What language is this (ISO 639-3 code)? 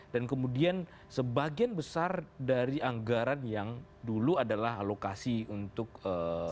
ind